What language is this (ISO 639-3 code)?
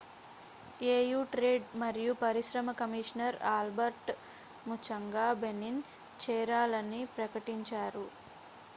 tel